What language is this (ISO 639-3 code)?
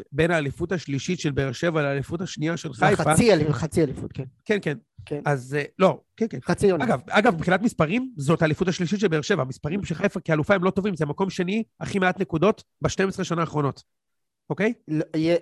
heb